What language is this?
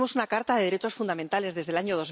Spanish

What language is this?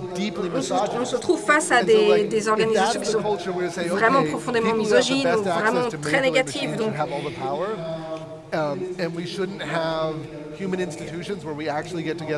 French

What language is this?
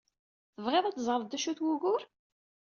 Kabyle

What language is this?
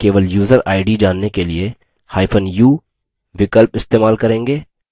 Hindi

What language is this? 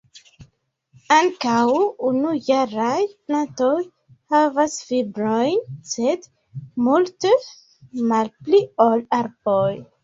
Esperanto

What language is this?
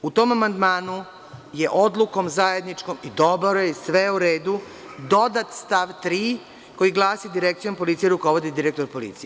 Serbian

